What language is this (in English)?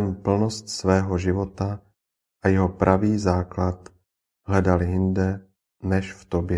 Czech